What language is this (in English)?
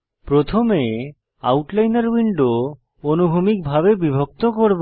Bangla